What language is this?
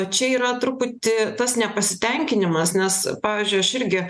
Lithuanian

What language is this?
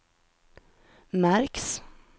Swedish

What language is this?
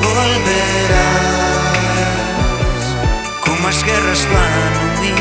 Galician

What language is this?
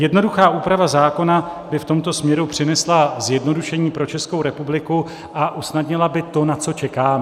Czech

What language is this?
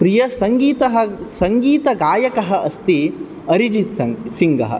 Sanskrit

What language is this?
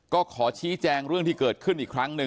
Thai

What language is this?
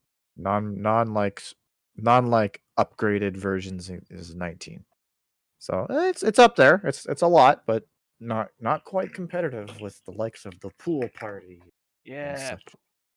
English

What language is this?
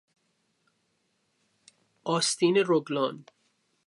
Persian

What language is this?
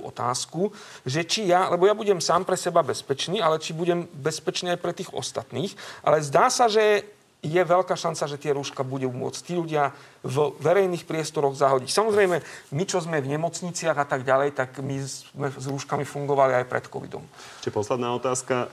Slovak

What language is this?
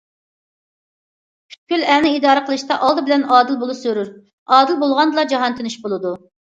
Uyghur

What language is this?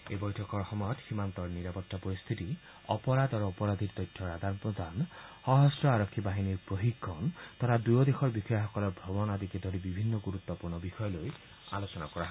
Assamese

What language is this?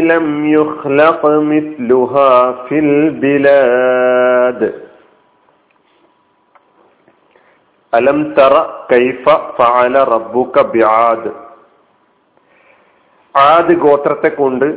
Malayalam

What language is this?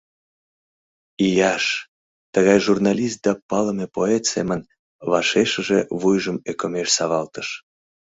Mari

